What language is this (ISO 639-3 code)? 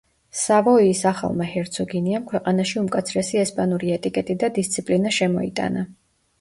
kat